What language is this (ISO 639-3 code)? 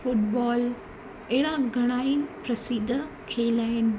snd